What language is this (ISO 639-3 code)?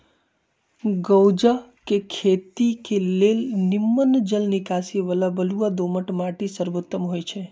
mag